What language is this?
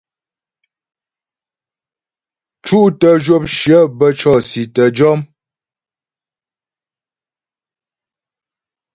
Ghomala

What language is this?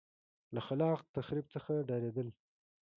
Pashto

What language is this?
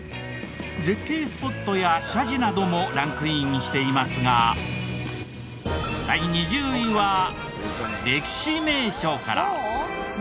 Japanese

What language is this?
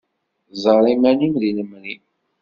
Kabyle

